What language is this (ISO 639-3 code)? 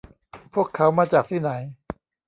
tha